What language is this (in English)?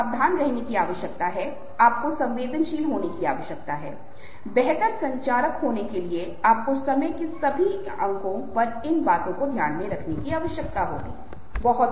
Hindi